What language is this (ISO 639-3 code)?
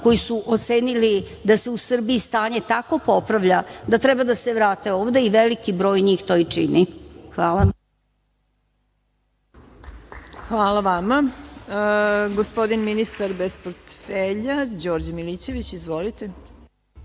srp